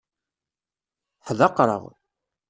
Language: Kabyle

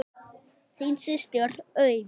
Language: Icelandic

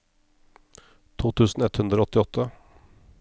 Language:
Norwegian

